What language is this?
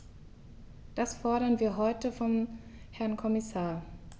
German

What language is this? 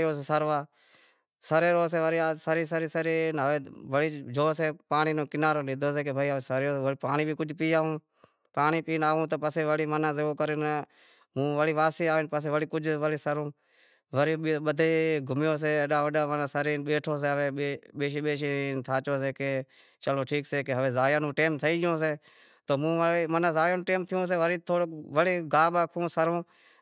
Wadiyara Koli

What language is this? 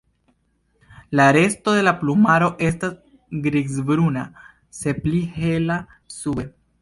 Esperanto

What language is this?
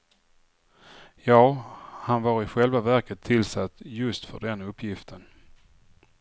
Swedish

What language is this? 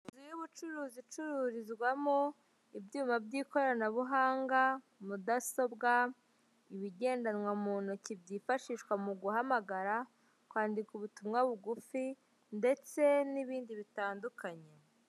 Kinyarwanda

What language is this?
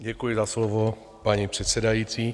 Czech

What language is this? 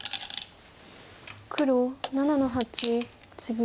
Japanese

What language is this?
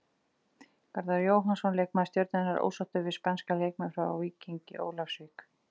Icelandic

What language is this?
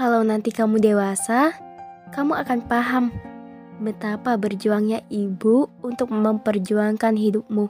Indonesian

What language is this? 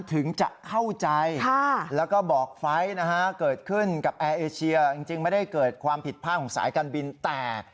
Thai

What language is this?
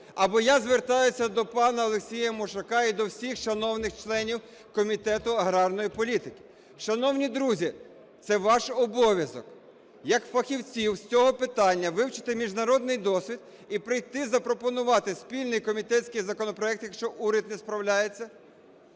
Ukrainian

